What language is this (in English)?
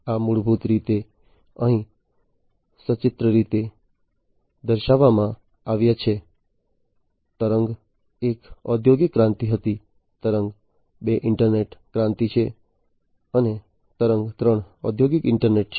Gujarati